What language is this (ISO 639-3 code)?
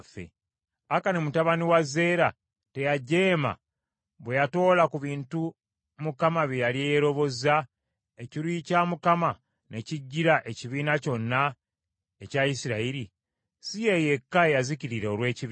lug